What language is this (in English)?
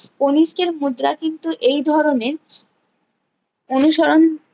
Bangla